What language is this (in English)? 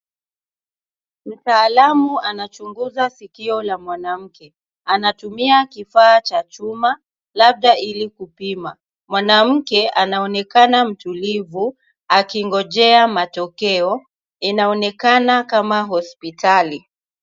Swahili